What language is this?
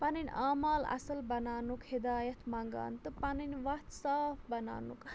Kashmiri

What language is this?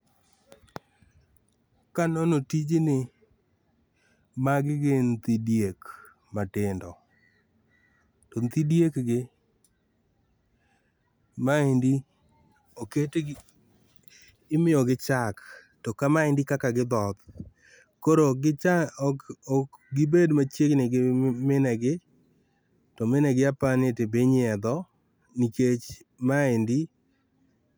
Luo (Kenya and Tanzania)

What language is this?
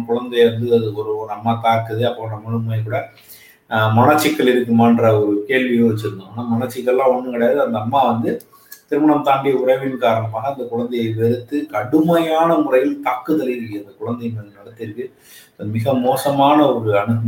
Tamil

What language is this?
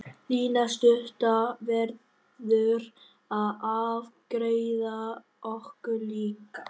Icelandic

